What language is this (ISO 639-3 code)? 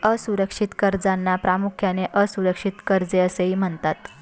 mar